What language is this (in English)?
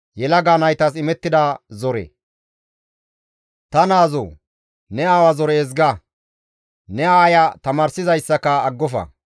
Gamo